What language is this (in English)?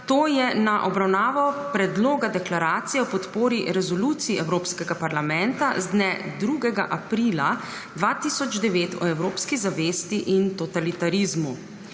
Slovenian